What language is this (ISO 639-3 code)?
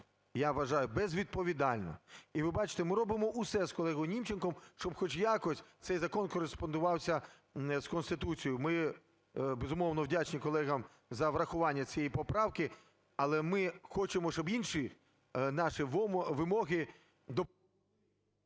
ukr